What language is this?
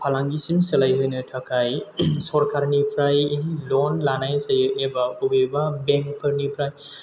Bodo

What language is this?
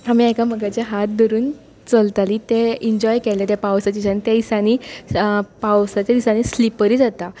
Konkani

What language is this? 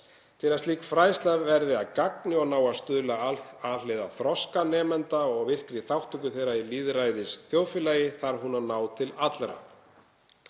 Icelandic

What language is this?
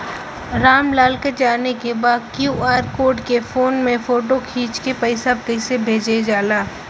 Bhojpuri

